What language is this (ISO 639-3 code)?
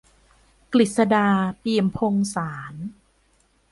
tha